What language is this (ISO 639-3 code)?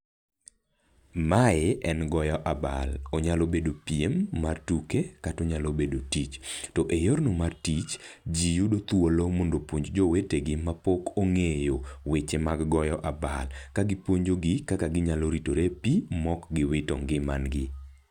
luo